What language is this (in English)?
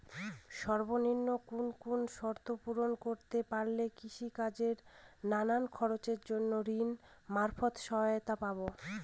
Bangla